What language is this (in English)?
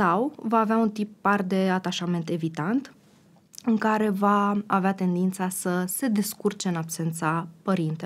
Romanian